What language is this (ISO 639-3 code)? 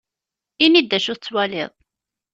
kab